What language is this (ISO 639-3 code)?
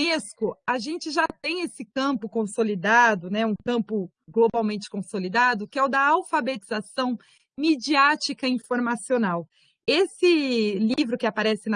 por